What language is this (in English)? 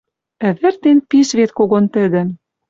Western Mari